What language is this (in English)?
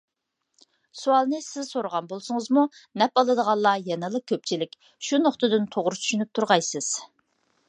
Uyghur